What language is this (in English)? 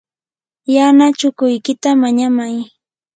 Yanahuanca Pasco Quechua